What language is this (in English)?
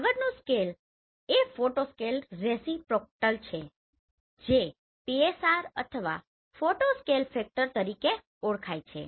Gujarati